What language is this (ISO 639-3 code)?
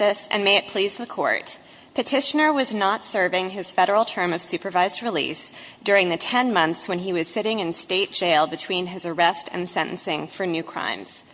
eng